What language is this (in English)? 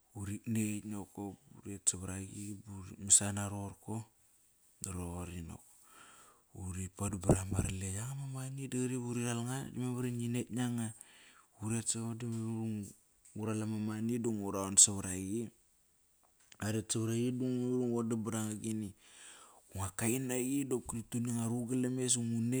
Kairak